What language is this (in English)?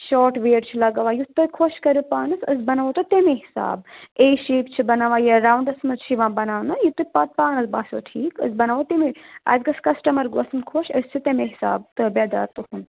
Kashmiri